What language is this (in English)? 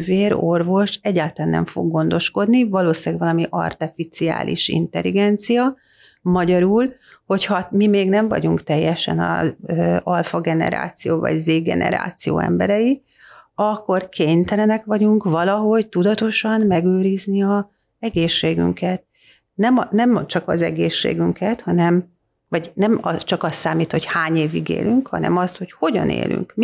Hungarian